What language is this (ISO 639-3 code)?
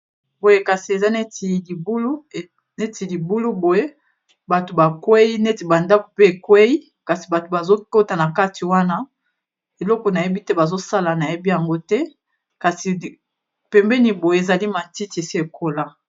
lin